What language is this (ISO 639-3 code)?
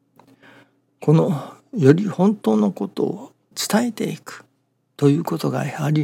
jpn